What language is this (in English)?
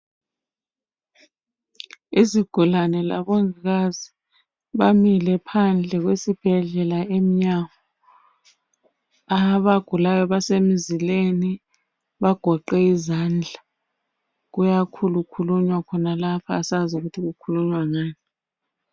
North Ndebele